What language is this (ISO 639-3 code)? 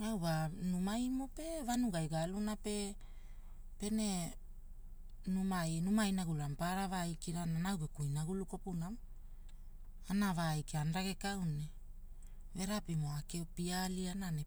hul